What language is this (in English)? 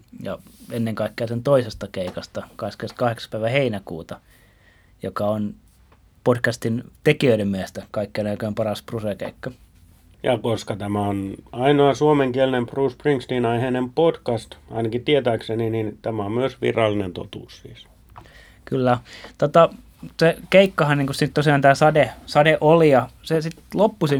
Finnish